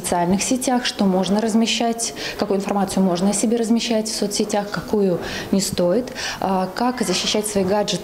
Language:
Russian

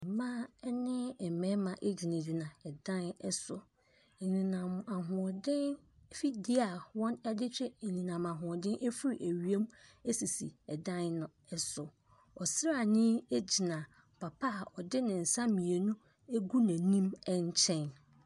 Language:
Akan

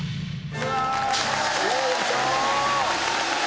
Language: Japanese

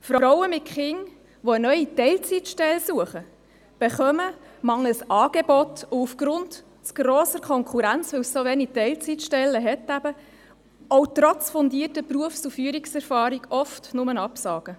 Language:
Swiss German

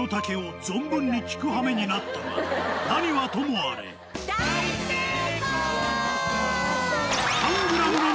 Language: Japanese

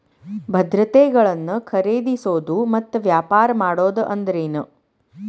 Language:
Kannada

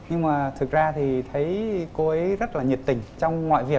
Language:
Vietnamese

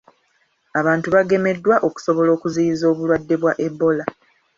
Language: Ganda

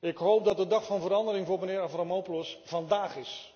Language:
Dutch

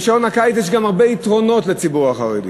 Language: Hebrew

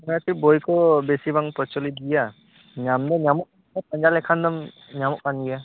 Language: Santali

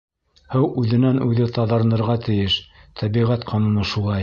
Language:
Bashkir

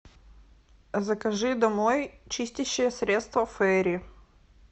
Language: Russian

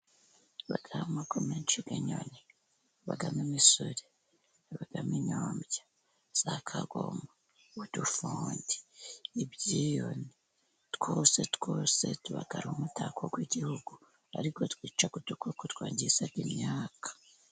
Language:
Kinyarwanda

